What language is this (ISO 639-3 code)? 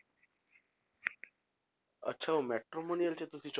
pan